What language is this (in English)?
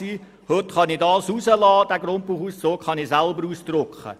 Swiss German